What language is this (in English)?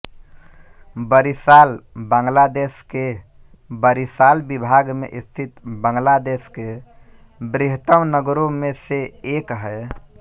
Hindi